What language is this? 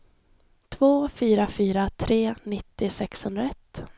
Swedish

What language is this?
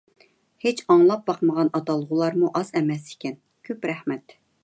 Uyghur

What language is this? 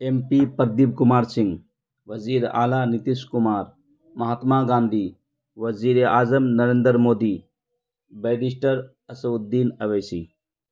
Urdu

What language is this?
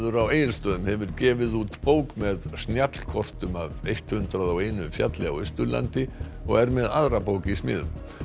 Icelandic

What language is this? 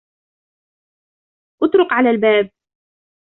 Arabic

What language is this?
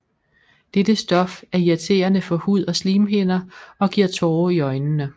Danish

